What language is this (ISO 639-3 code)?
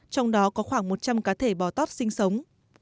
vie